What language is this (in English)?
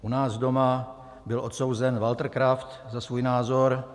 Czech